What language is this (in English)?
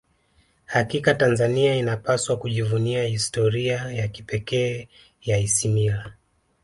Swahili